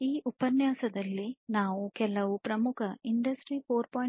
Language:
Kannada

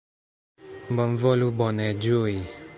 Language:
Esperanto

